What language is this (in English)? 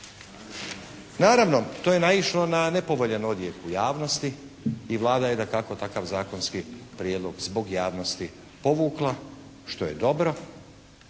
Croatian